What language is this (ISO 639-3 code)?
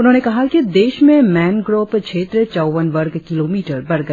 hin